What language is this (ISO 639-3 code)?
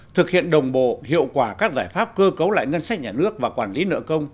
vie